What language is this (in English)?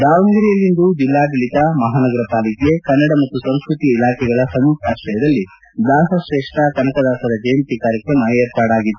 Kannada